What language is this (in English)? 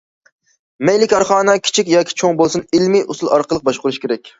Uyghur